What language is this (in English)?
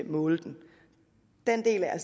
Danish